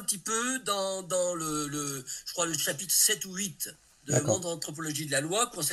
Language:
French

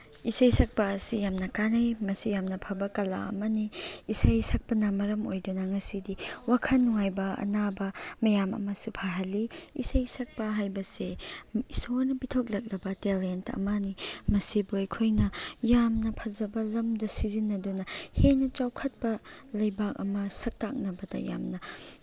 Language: Manipuri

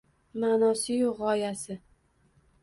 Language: Uzbek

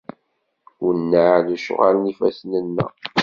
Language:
Kabyle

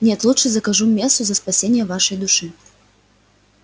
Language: Russian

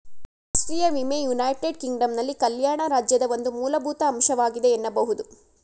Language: Kannada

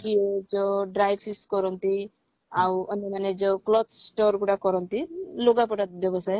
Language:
Odia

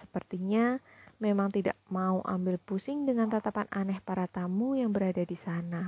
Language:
Indonesian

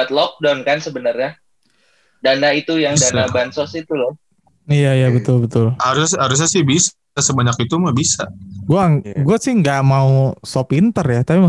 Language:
Indonesian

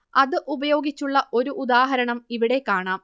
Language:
Malayalam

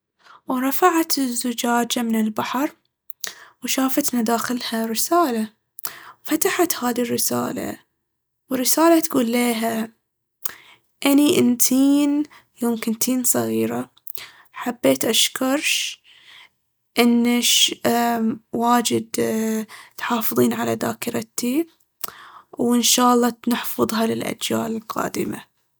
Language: Baharna Arabic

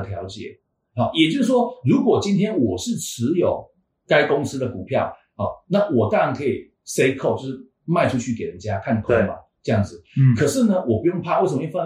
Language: Chinese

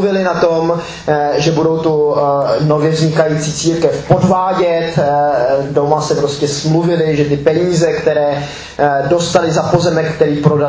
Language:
Czech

